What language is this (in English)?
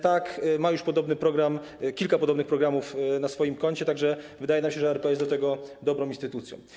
Polish